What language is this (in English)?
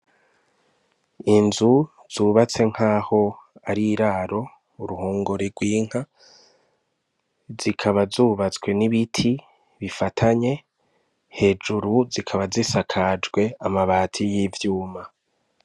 Rundi